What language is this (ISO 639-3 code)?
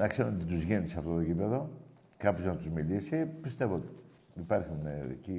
ell